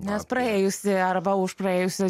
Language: Lithuanian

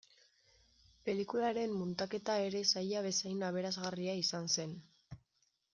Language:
Basque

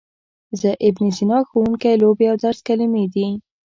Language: Pashto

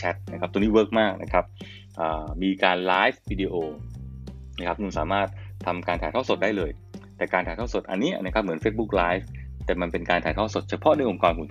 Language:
Thai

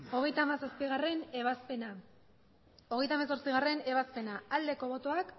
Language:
Basque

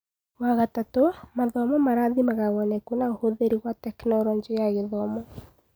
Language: Kikuyu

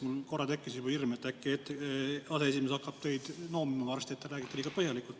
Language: Estonian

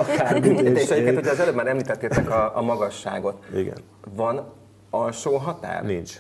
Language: Hungarian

